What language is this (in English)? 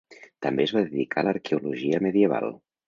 Catalan